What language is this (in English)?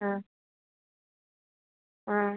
Malayalam